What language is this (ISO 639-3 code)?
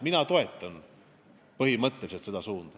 est